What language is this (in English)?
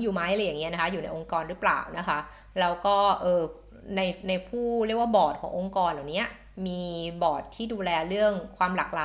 Thai